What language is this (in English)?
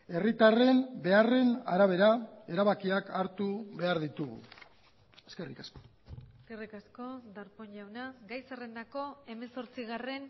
Basque